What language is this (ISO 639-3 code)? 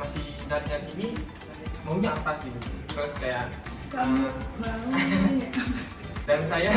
ind